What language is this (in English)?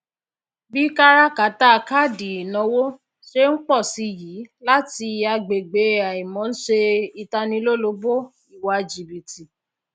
Yoruba